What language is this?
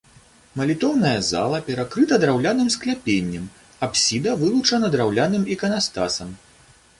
Belarusian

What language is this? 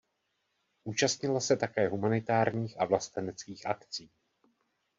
Czech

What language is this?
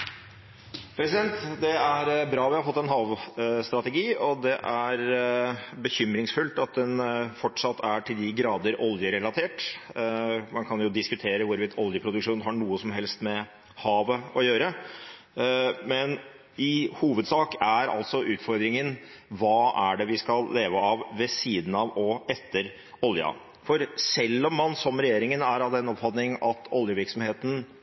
Norwegian Bokmål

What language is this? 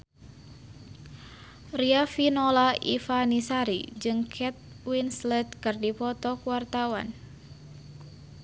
Sundanese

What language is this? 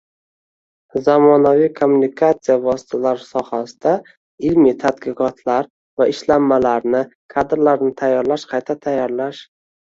Uzbek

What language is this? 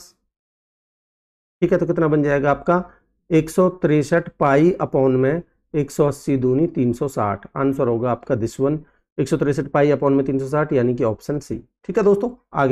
Hindi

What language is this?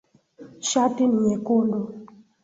Swahili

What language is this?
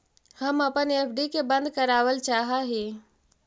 Magahi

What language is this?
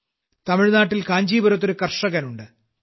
Malayalam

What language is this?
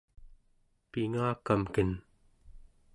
Central Yupik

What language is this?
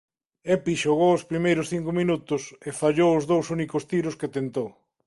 Galician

